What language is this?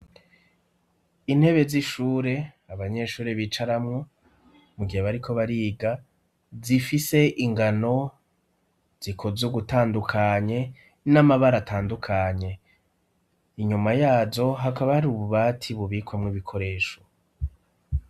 Rundi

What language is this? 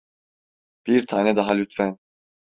Turkish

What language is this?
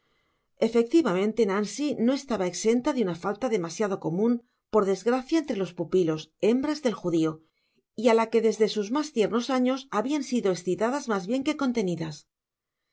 Spanish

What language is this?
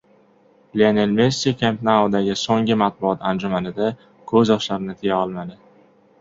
Uzbek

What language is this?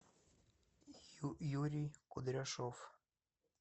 Russian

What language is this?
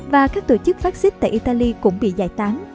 Vietnamese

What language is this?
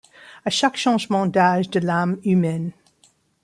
French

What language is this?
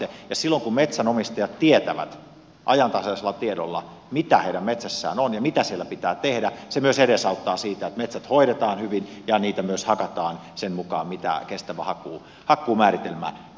Finnish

